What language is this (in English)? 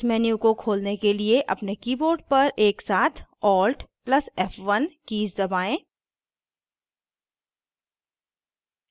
Hindi